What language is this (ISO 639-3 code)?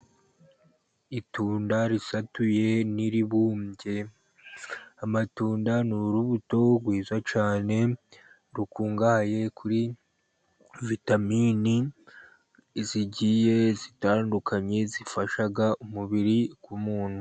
kin